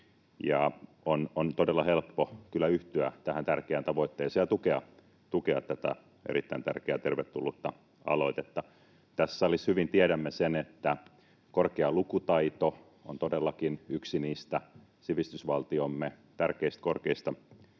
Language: Finnish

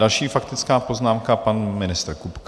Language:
Czech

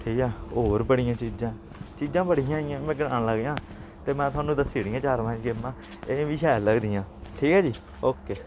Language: Dogri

